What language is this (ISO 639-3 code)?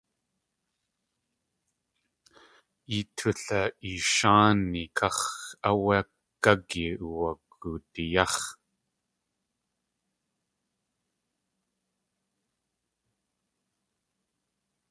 tli